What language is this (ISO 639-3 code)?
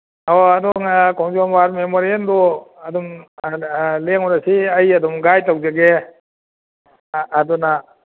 mni